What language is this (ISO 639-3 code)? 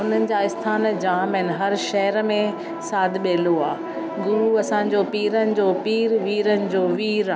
snd